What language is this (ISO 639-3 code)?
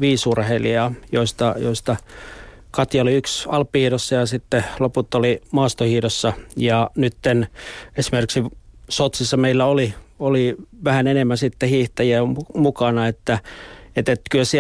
fin